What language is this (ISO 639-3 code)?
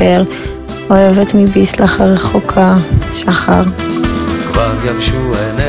heb